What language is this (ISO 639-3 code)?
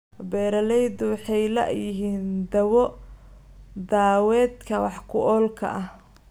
som